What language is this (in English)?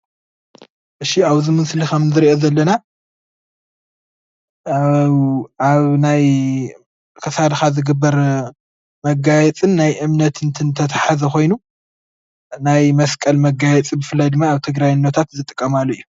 Tigrinya